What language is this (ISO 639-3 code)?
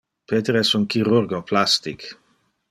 ina